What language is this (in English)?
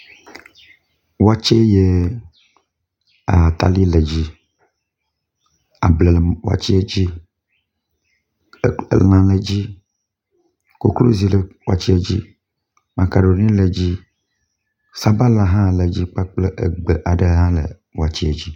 Ewe